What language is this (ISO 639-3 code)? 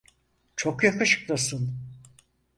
tur